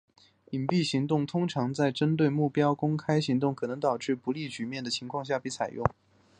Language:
Chinese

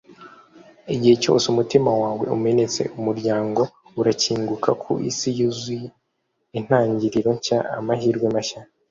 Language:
Kinyarwanda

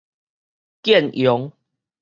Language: Min Nan Chinese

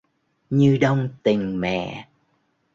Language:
Vietnamese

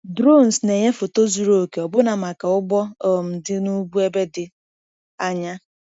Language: Igbo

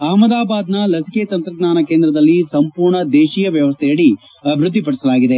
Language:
Kannada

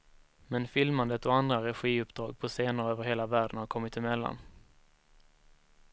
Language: Swedish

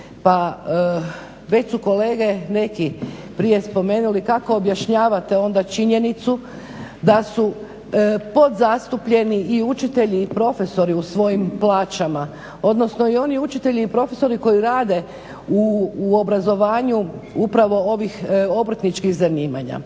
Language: Croatian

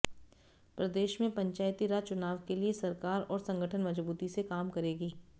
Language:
Hindi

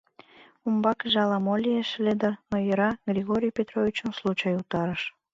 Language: Mari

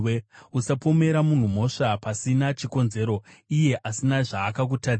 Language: Shona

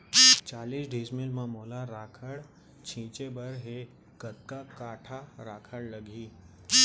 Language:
Chhattisgarhi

